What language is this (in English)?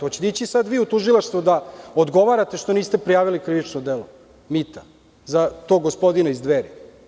Serbian